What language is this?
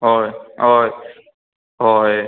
Konkani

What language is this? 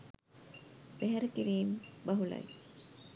Sinhala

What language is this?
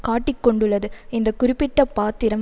Tamil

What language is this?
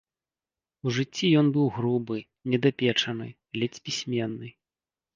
Belarusian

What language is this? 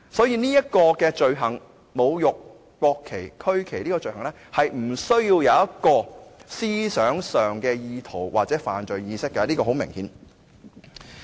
Cantonese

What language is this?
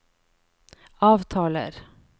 Norwegian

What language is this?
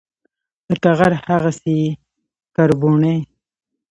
Pashto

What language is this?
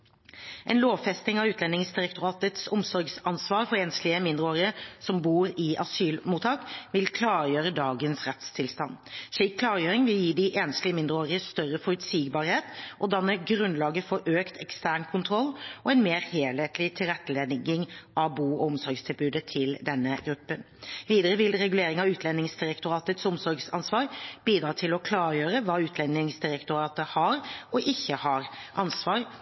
Norwegian Bokmål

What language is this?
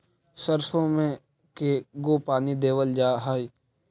Magahi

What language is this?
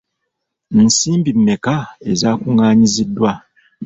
Ganda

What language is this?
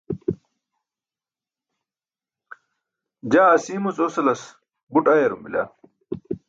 Burushaski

